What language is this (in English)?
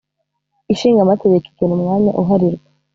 Kinyarwanda